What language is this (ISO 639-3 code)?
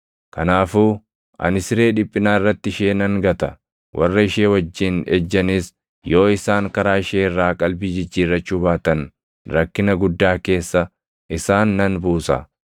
orm